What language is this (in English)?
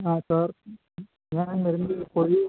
Malayalam